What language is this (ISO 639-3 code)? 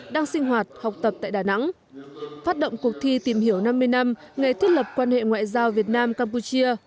vie